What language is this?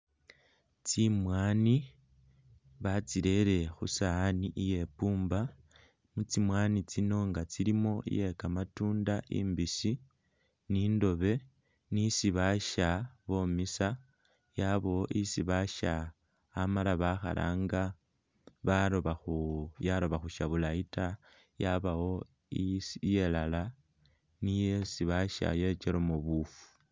Masaaba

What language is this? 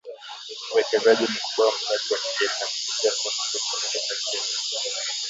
Swahili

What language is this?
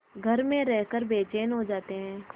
Hindi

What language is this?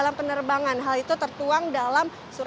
Indonesian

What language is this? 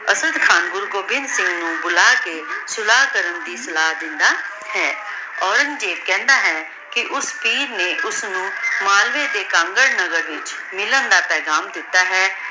Punjabi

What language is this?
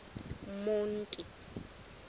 Xhosa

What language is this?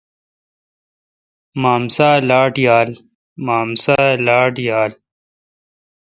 Kalkoti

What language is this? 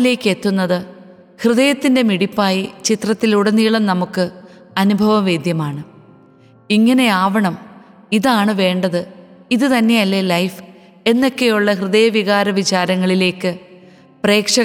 Malayalam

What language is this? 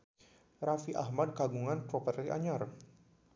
Sundanese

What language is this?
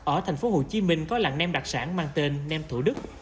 Vietnamese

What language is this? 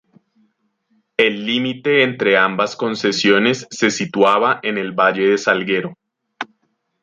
Spanish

